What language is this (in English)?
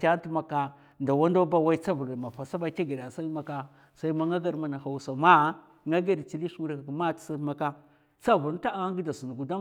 Mafa